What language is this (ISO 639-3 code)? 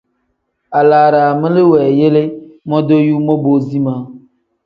kdh